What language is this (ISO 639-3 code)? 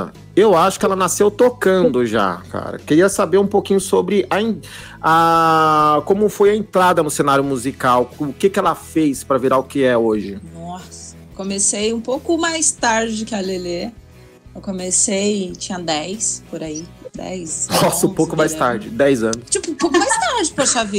por